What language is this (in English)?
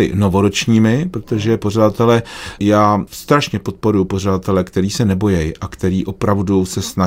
Czech